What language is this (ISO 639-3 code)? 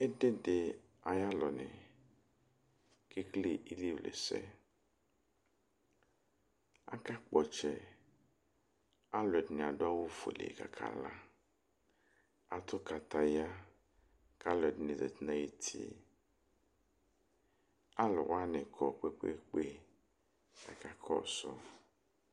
kpo